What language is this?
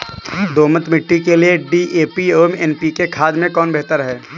Hindi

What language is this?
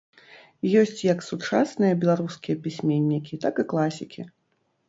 Belarusian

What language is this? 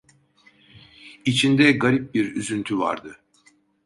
Turkish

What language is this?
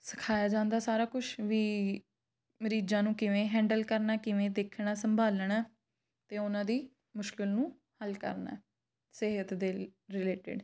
Punjabi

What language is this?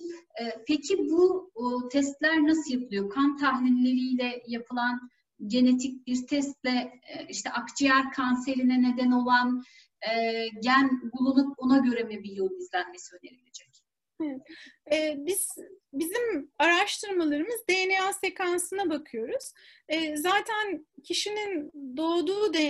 Turkish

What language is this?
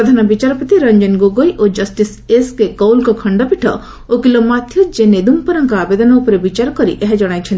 Odia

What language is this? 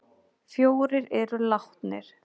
Icelandic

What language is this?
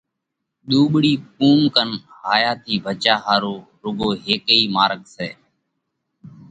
Parkari Koli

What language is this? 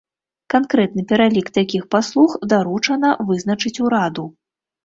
Belarusian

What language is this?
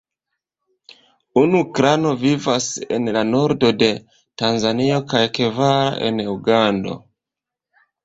Esperanto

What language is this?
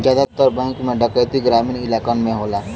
Bhojpuri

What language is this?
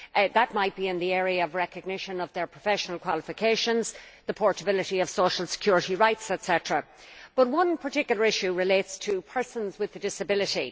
English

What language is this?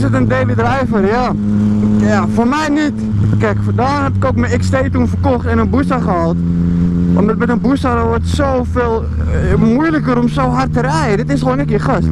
Dutch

